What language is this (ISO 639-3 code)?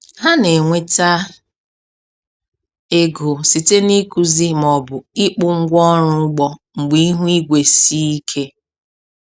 ibo